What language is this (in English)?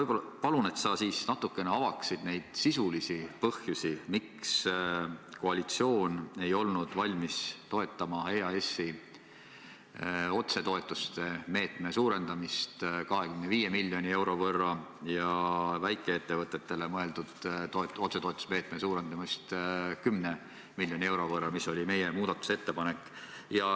Estonian